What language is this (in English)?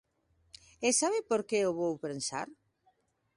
Galician